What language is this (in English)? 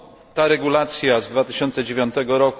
Polish